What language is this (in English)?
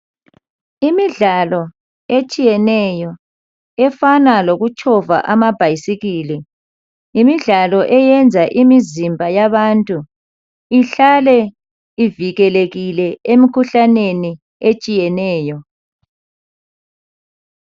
North Ndebele